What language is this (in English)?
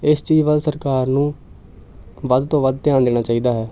Punjabi